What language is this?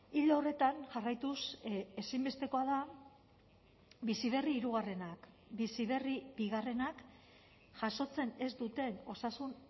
Basque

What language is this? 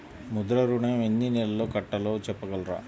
Telugu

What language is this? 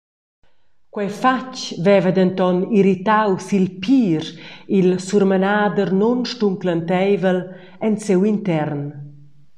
Romansh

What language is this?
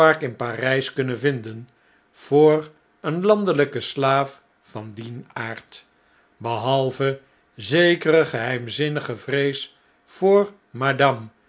Dutch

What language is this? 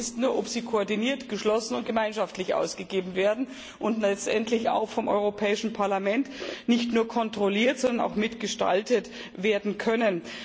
German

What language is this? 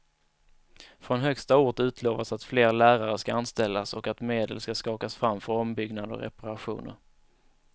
Swedish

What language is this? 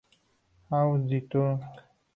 Spanish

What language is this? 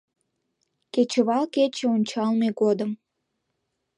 Mari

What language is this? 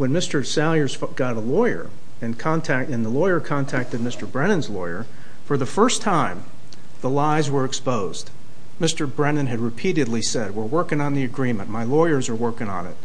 English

